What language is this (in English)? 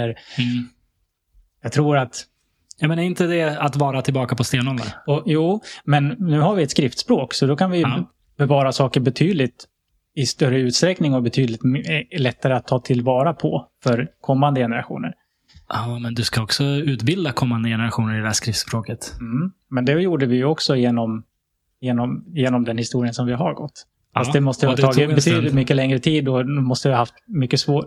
Swedish